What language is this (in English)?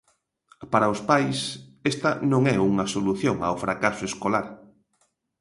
Galician